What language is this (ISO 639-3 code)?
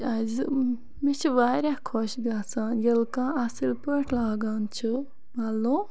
kas